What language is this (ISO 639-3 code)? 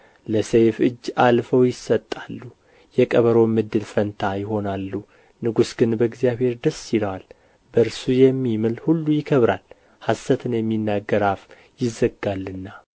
amh